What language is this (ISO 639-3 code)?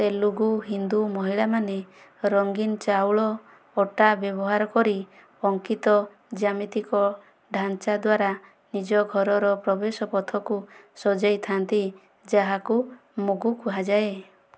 ori